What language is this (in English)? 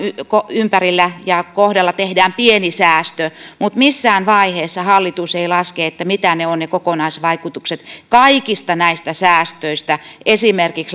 Finnish